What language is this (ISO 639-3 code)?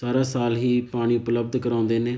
pan